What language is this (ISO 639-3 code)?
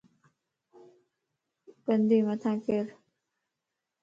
lss